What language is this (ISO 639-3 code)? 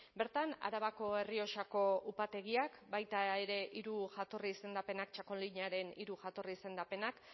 eus